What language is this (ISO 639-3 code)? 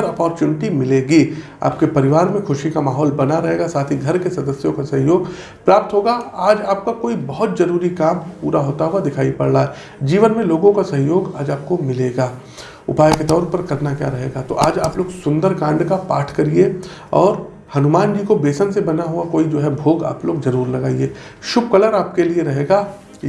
hin